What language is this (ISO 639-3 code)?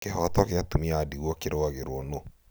kik